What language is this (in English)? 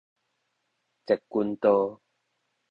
Min Nan Chinese